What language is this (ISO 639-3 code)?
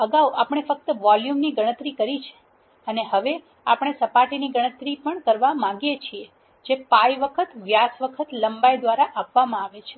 guj